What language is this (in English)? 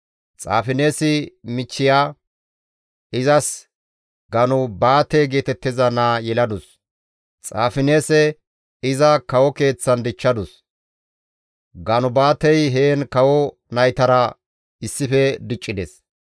Gamo